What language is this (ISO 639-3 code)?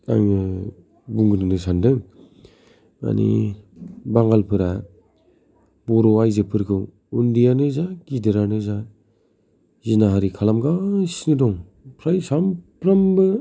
brx